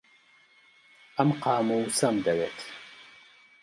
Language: Central Kurdish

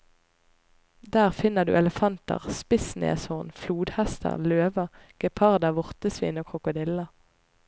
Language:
Norwegian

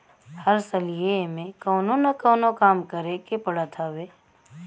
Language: Bhojpuri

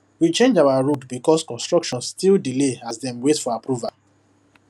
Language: Nigerian Pidgin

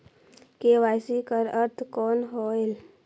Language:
Chhattisgarhi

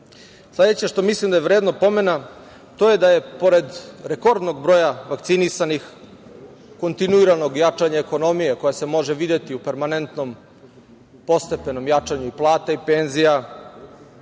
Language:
Serbian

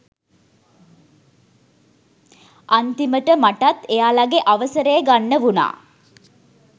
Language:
Sinhala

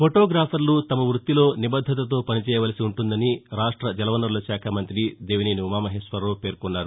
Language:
Telugu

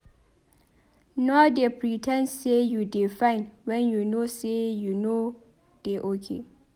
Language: Nigerian Pidgin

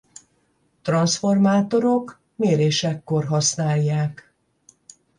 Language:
Hungarian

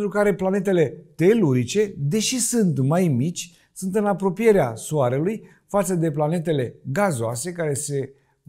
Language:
Romanian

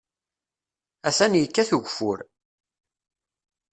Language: Kabyle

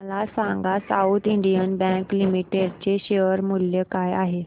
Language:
Marathi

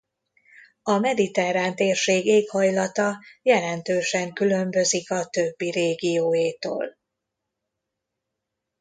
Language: Hungarian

